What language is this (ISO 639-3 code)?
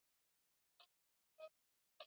swa